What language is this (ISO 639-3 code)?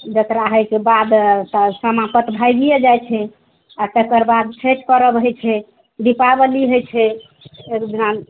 mai